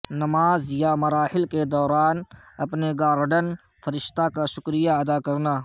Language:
Urdu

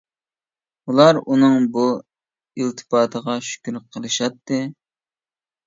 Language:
Uyghur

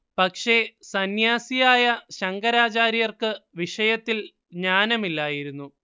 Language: Malayalam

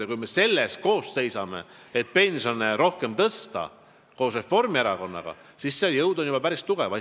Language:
Estonian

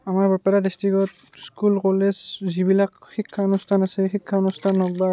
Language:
Assamese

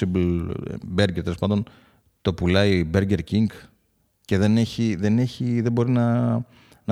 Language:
Greek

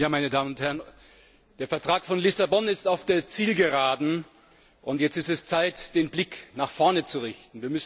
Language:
German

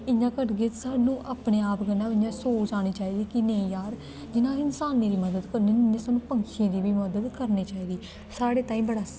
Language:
Dogri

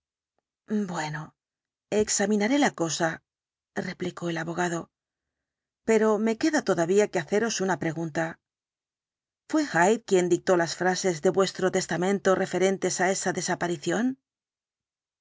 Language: Spanish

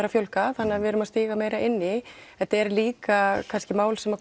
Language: Icelandic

